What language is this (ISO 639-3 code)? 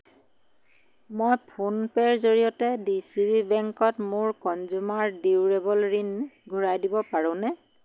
asm